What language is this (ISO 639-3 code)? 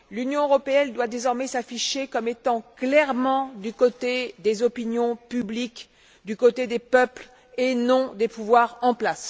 fra